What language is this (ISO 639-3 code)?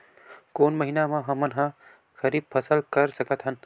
hne